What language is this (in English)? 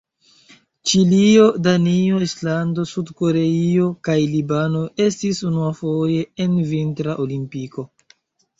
Esperanto